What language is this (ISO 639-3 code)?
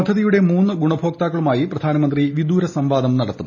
mal